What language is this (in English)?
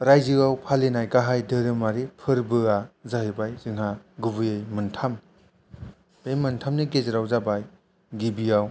Bodo